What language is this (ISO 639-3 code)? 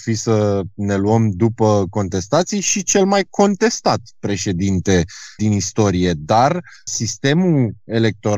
ron